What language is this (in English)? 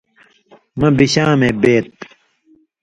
Indus Kohistani